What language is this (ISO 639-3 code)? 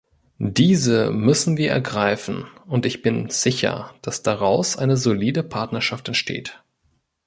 deu